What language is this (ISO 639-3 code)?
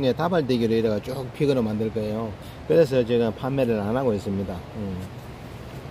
kor